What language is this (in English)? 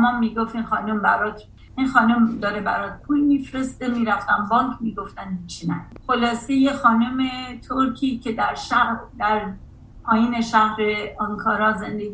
Persian